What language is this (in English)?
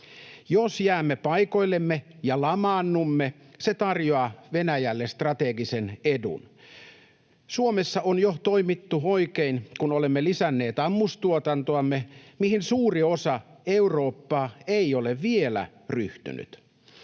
Finnish